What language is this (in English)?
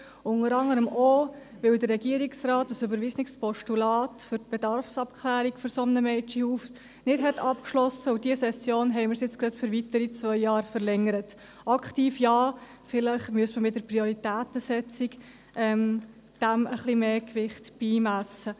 Swiss German